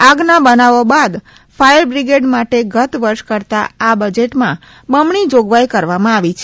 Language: Gujarati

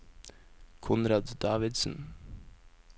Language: Norwegian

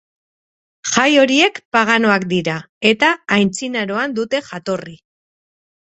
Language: Basque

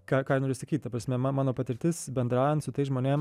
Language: Lithuanian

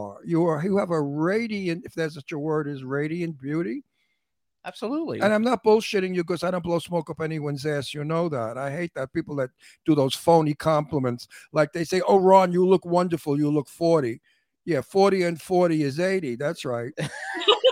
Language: English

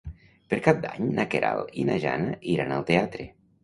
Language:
Catalan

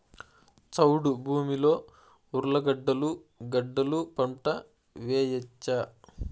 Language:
Telugu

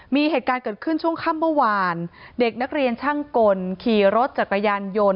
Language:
Thai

